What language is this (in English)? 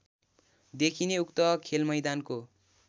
Nepali